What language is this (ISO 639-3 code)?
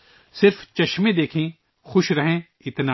urd